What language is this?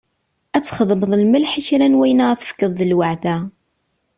Kabyle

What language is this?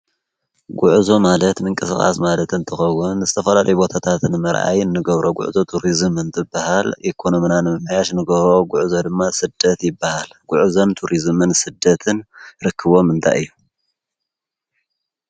Tigrinya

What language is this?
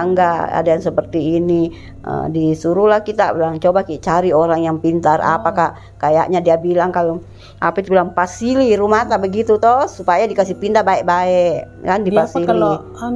Indonesian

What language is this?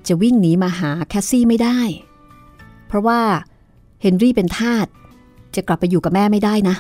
Thai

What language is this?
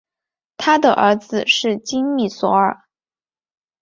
Chinese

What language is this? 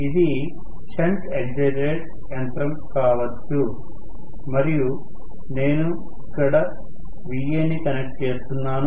Telugu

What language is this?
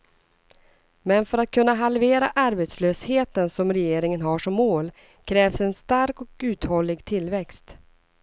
Swedish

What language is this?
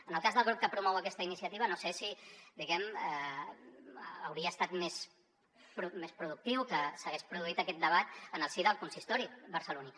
Catalan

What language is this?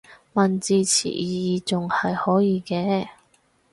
Cantonese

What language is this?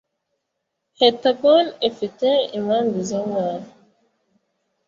Kinyarwanda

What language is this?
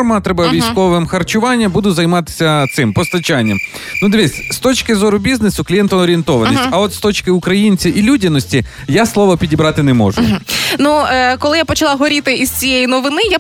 Ukrainian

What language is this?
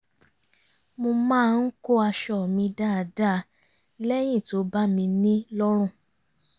Yoruba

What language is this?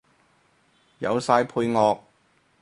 Cantonese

